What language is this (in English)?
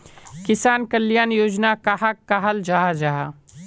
Magahi